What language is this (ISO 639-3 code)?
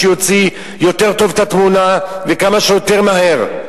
heb